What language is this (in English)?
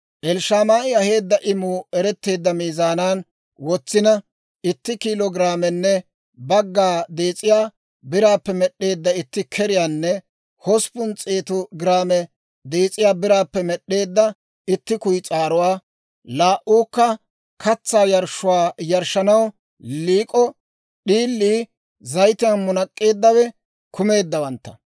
Dawro